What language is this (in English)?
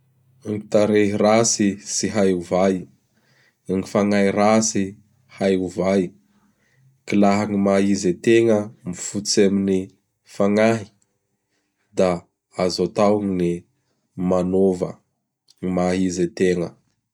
Bara Malagasy